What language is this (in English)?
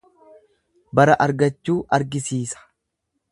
Oromo